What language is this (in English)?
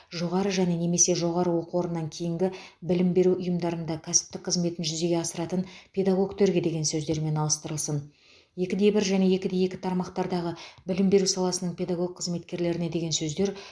Kazakh